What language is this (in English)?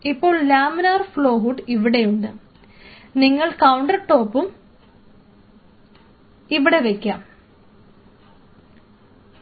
Malayalam